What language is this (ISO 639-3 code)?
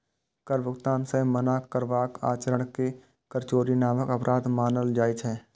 mai